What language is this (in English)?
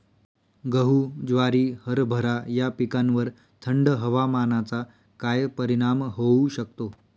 Marathi